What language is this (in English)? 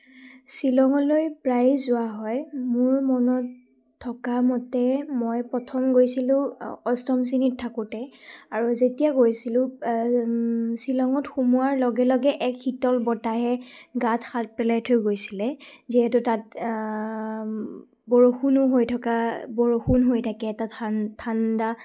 Assamese